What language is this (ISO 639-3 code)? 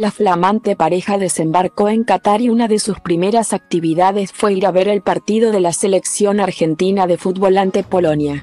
spa